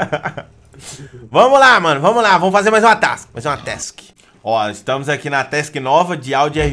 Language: Portuguese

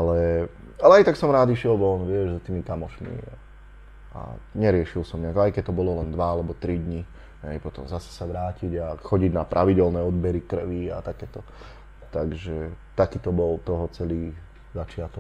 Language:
Slovak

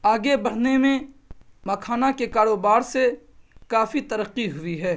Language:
Urdu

